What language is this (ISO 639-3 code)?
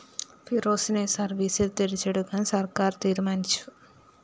mal